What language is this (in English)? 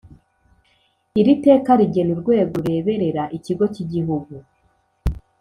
Kinyarwanda